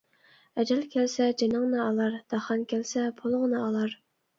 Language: Uyghur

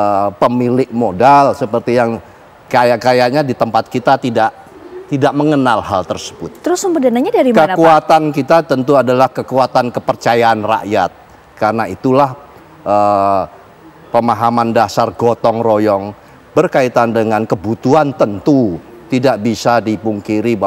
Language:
Indonesian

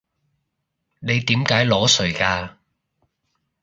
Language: Cantonese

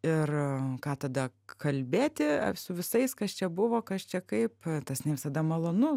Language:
Lithuanian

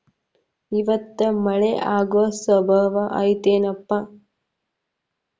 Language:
Kannada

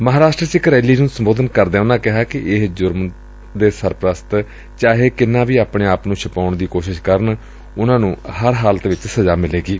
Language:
Punjabi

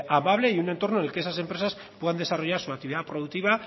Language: Spanish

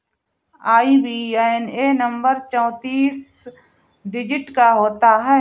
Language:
Hindi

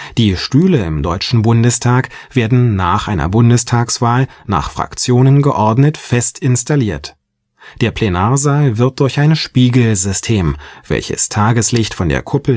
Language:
German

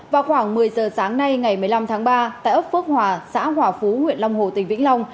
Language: Vietnamese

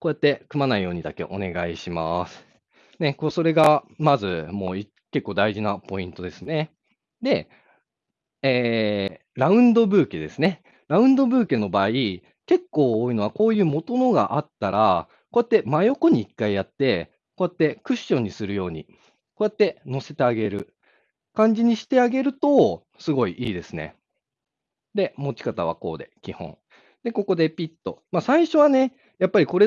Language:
Japanese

